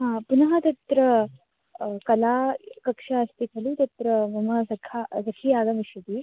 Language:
Sanskrit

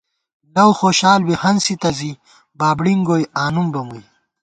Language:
Gawar-Bati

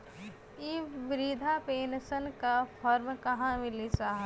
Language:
Bhojpuri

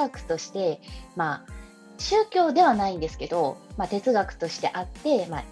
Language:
Japanese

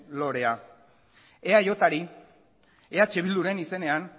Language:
Basque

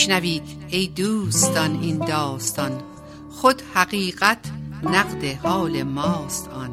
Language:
Persian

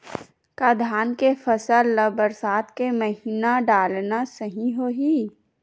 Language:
Chhattisgarhi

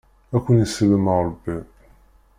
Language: Kabyle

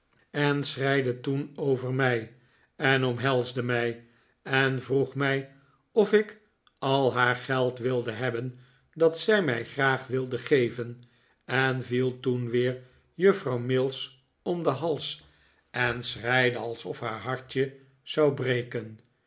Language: Dutch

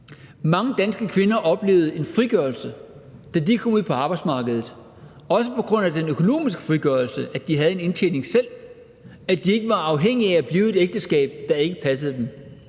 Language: Danish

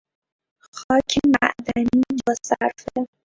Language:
Persian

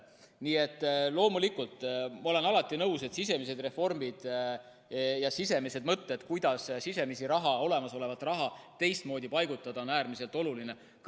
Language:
Estonian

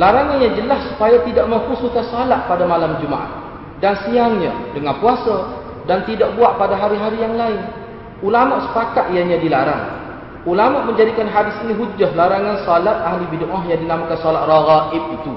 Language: Malay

